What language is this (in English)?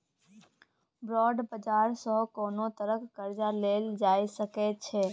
Maithili